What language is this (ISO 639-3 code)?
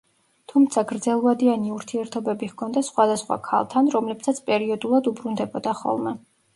kat